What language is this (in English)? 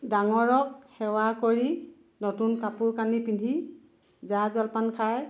Assamese